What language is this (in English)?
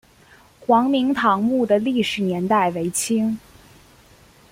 Chinese